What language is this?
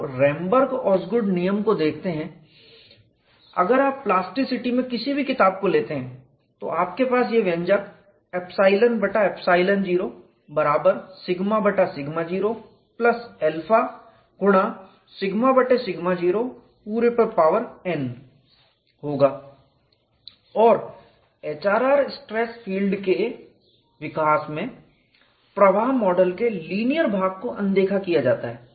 Hindi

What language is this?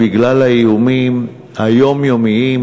Hebrew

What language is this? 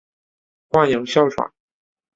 Chinese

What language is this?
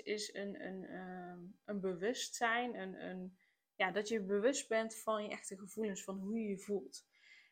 Dutch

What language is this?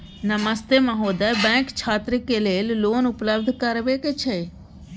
Maithili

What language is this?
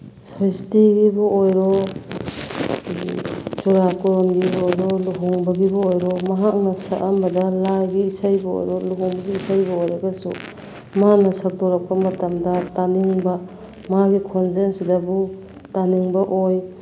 Manipuri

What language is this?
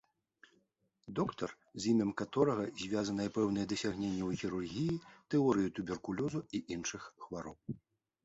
Belarusian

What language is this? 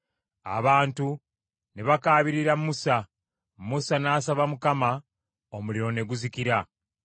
Ganda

